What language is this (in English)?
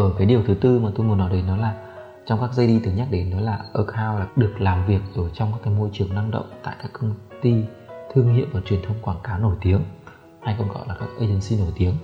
Vietnamese